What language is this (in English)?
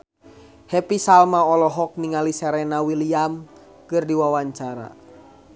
Sundanese